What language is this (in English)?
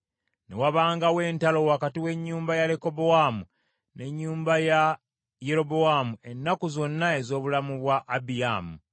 Ganda